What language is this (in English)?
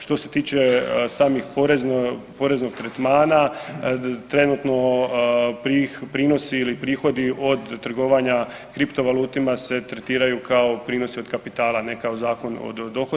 Croatian